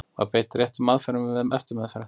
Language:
Icelandic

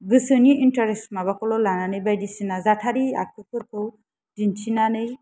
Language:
Bodo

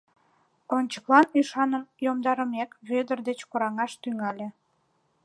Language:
Mari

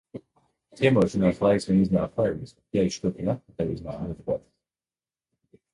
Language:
Latvian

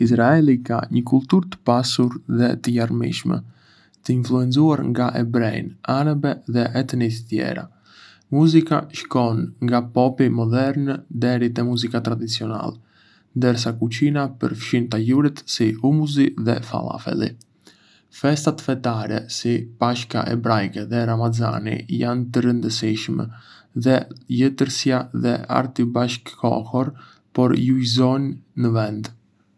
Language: Arbëreshë Albanian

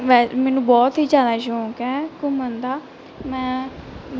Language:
Punjabi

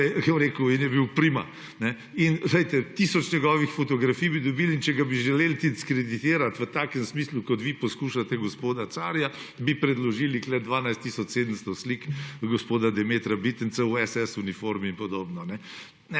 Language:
Slovenian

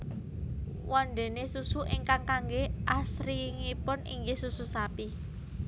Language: Javanese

